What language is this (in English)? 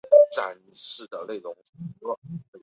Chinese